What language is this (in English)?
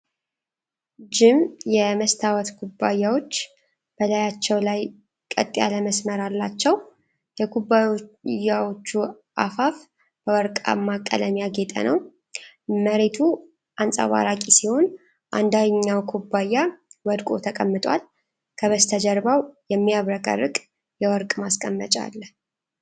Amharic